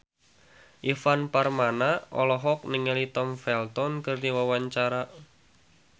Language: Sundanese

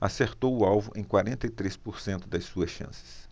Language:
Portuguese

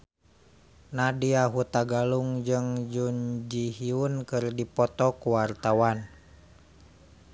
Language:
Sundanese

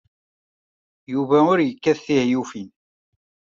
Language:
Kabyle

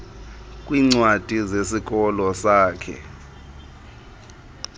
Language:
Xhosa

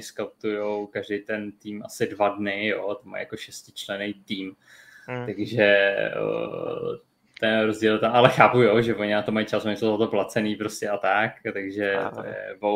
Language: Czech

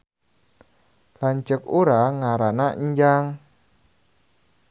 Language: Sundanese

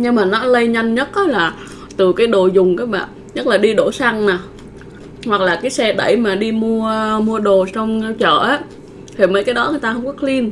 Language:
Vietnamese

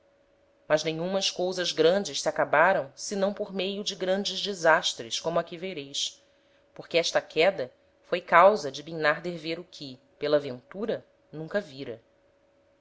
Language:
Portuguese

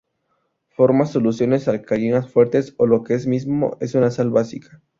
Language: Spanish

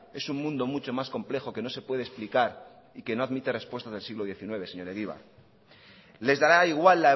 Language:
Spanish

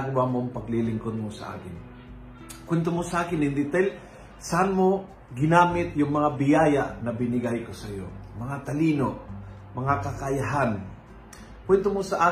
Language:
Filipino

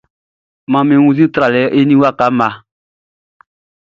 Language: Baoulé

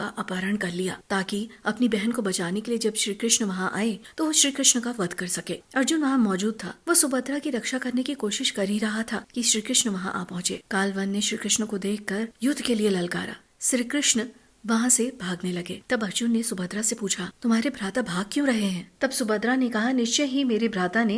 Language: Hindi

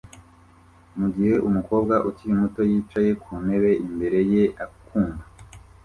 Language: Kinyarwanda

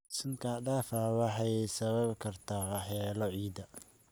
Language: Somali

